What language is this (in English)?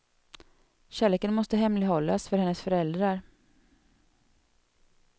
Swedish